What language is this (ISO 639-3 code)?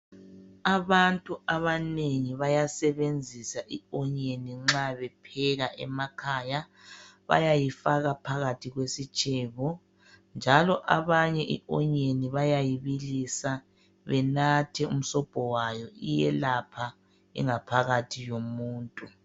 nde